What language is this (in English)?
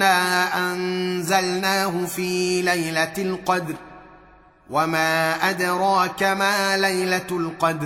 Arabic